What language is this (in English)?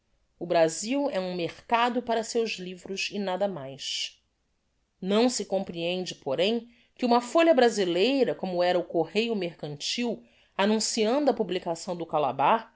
Portuguese